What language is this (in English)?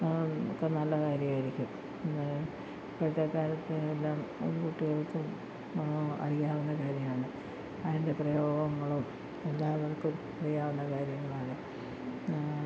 Malayalam